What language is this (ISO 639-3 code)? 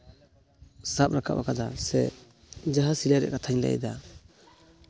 sat